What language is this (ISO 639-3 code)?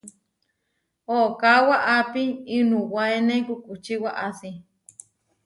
var